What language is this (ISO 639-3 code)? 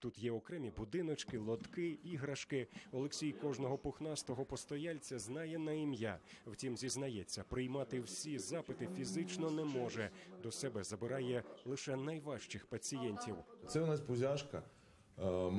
ukr